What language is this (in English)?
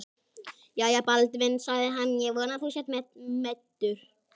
Icelandic